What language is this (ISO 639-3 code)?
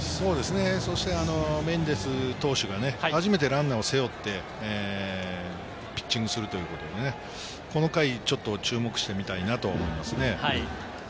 jpn